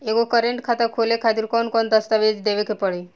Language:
Bhojpuri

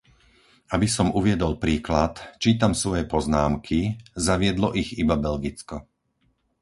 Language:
Slovak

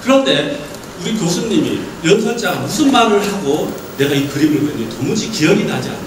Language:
Korean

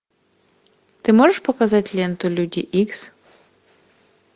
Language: Russian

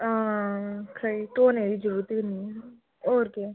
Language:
Dogri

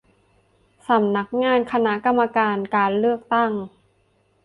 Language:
Thai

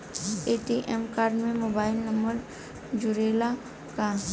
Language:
Bhojpuri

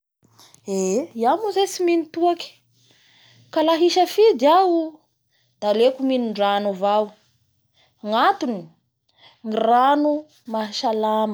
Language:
Bara Malagasy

